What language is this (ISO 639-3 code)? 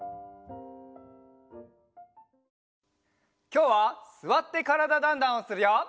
jpn